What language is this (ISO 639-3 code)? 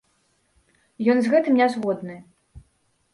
bel